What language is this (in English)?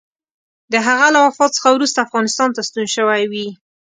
Pashto